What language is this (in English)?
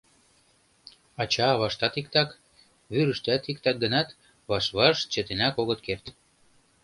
Mari